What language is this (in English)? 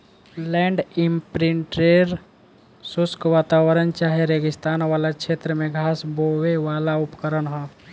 Bhojpuri